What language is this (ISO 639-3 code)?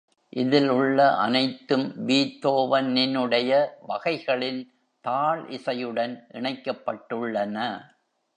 tam